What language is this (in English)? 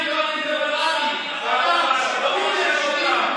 Hebrew